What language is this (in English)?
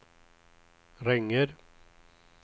Swedish